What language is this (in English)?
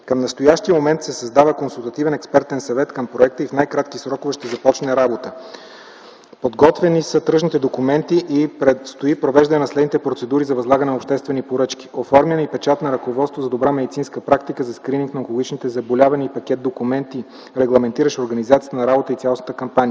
Bulgarian